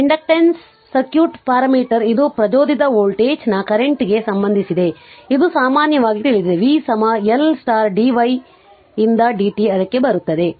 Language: Kannada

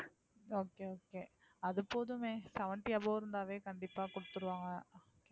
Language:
Tamil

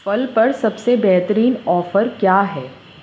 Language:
Urdu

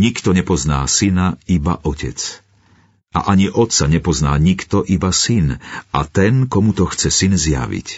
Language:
Slovak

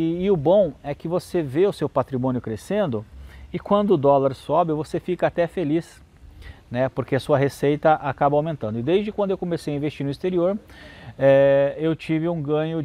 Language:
Portuguese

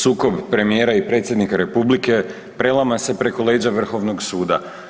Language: Croatian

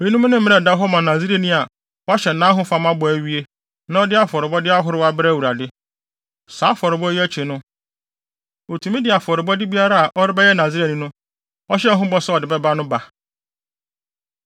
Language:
Akan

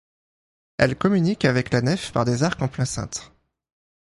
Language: French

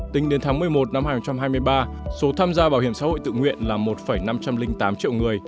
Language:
Vietnamese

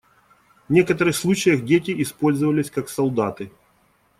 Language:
Russian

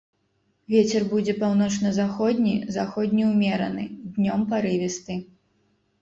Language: Belarusian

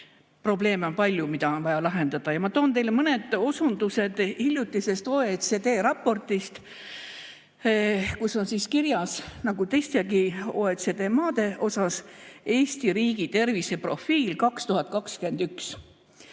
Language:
Estonian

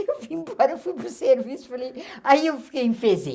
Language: Portuguese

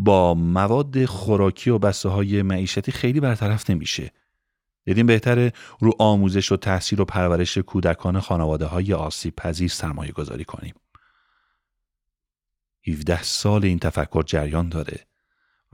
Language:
Persian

